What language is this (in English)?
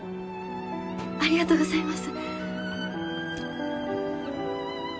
Japanese